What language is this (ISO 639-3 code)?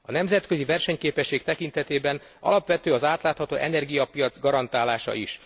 hun